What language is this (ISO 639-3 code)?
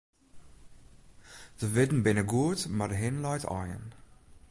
fry